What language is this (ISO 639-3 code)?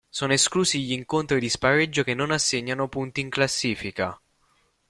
ita